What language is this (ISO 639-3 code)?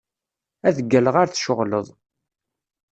kab